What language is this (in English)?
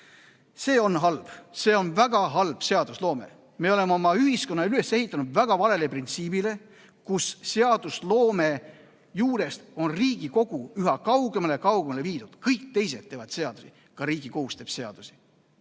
Estonian